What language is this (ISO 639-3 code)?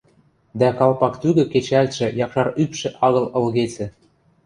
mrj